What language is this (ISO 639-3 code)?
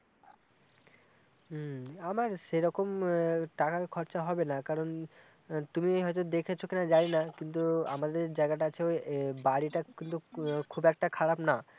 ben